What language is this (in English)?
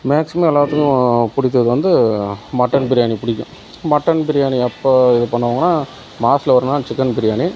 Tamil